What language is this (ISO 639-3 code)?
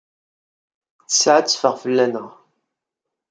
kab